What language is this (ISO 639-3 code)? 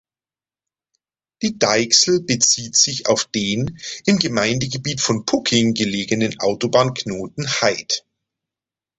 deu